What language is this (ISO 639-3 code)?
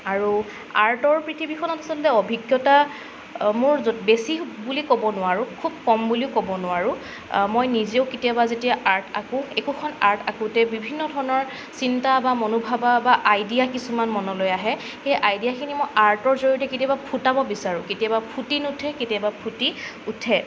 asm